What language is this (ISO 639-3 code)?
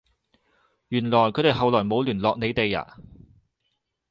yue